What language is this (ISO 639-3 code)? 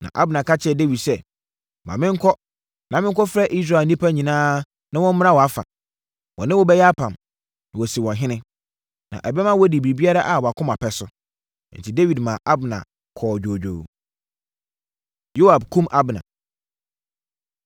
aka